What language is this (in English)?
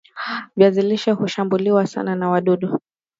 Swahili